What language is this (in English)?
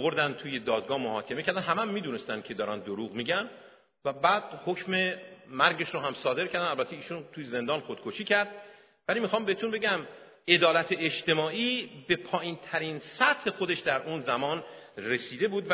Persian